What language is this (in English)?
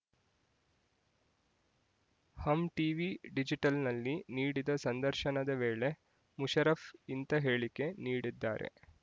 Kannada